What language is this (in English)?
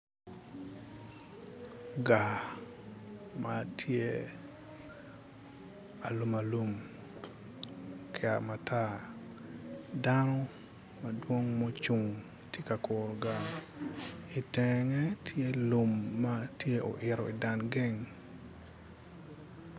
Acoli